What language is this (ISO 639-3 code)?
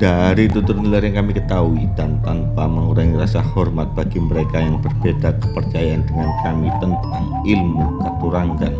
ind